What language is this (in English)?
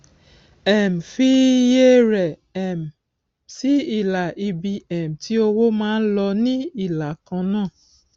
Yoruba